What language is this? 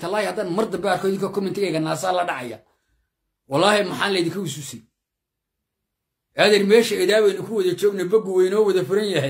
Arabic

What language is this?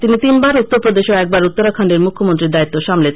Bangla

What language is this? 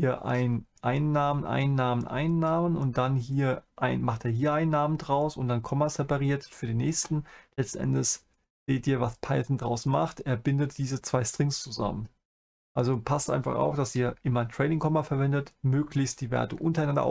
German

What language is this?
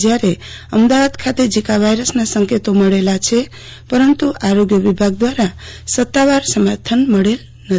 Gujarati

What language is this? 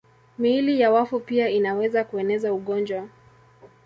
Swahili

